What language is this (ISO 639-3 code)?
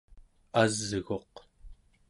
esu